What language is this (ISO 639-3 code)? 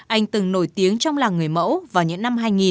vie